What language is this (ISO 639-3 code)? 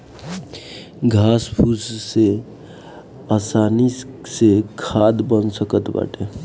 bho